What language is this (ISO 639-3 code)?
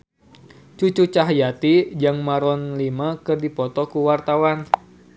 sun